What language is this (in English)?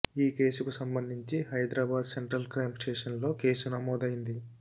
Telugu